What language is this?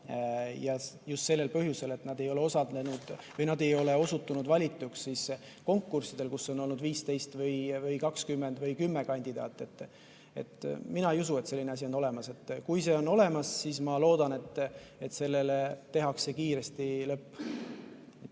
Estonian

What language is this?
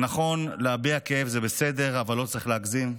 Hebrew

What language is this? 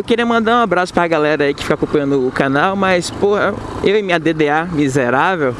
Portuguese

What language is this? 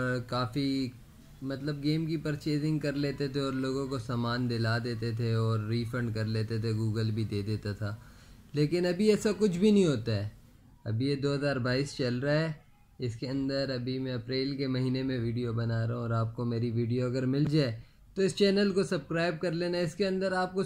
Hindi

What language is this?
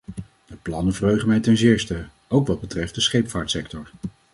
Dutch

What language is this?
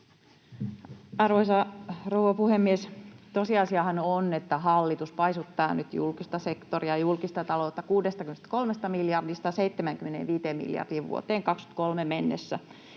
Finnish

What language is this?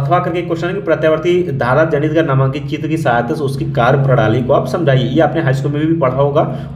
Hindi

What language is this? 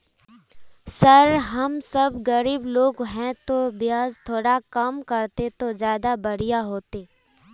Magahi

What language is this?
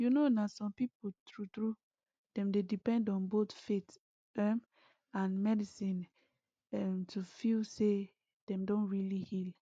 Nigerian Pidgin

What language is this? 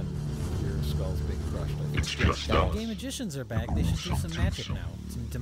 English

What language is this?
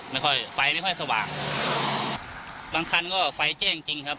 Thai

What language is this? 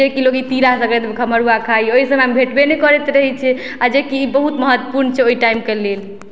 Maithili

